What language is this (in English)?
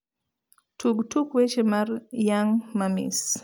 Luo (Kenya and Tanzania)